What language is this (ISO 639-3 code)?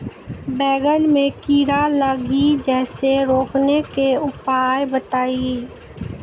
mai